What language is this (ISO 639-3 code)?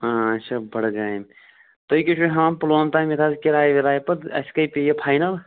kas